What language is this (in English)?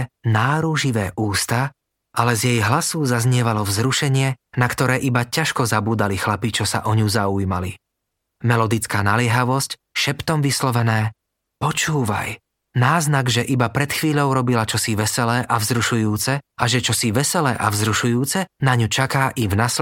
Slovak